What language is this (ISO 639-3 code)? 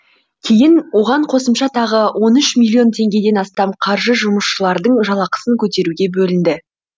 kaz